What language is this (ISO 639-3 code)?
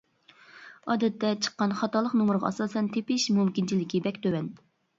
uig